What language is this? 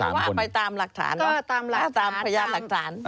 Thai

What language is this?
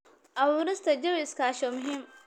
Somali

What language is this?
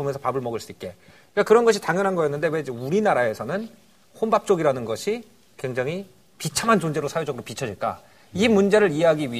Korean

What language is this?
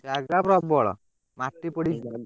Odia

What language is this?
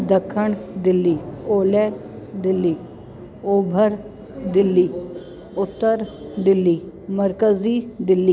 Sindhi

